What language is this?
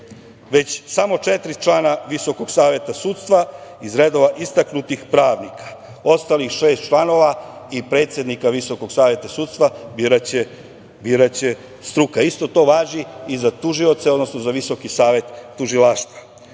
Serbian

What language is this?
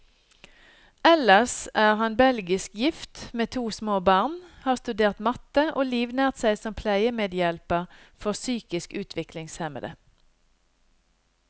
Norwegian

